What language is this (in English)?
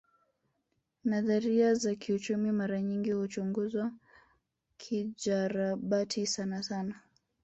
Swahili